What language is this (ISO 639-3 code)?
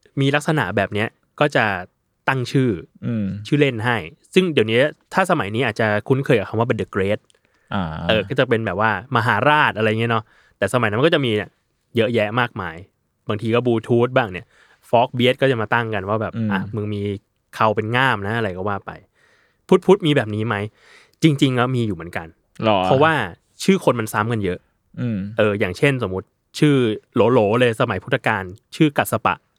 tha